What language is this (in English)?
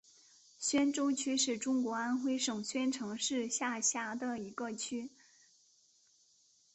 Chinese